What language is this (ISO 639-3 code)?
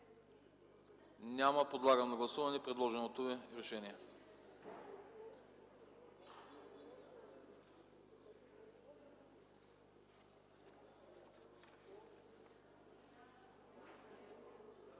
bul